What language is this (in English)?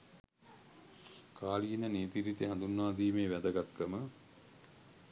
Sinhala